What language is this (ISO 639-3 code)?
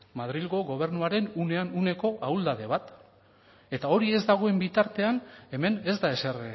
eus